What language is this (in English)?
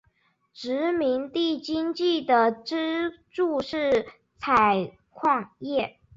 Chinese